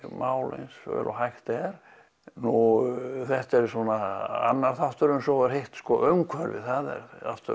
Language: Icelandic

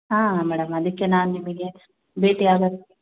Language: Kannada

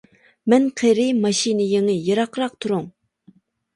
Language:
Uyghur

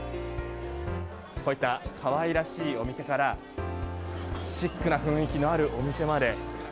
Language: Japanese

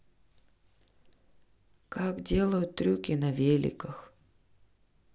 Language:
Russian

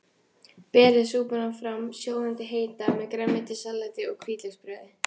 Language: Icelandic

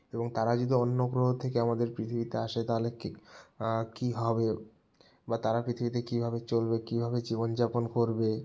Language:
Bangla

